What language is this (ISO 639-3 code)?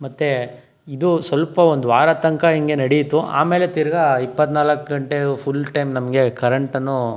kan